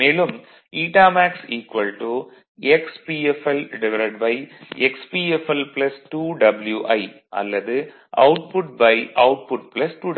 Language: Tamil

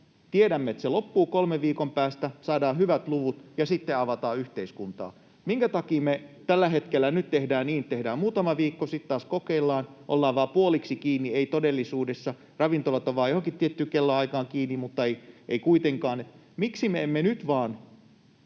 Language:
Finnish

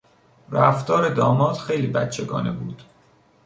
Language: Persian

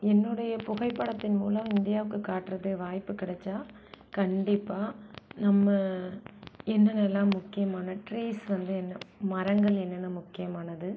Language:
Tamil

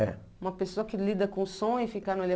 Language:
Portuguese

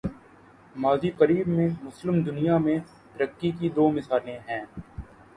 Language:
Urdu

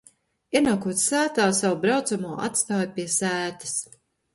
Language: Latvian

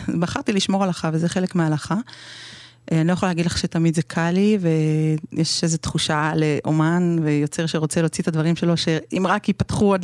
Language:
Hebrew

